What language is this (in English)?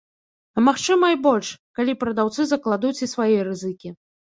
Belarusian